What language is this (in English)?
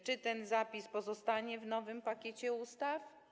Polish